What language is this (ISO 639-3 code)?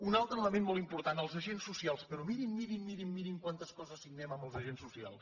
cat